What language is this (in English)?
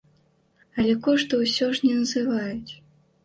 Belarusian